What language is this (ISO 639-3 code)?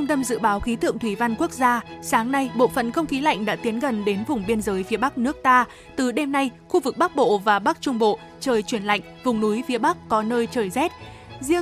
vie